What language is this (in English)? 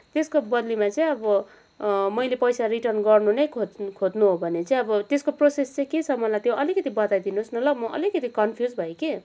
Nepali